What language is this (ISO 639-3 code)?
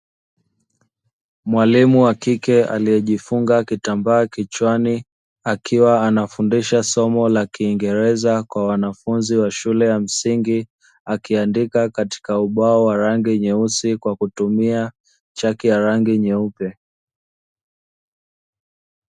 swa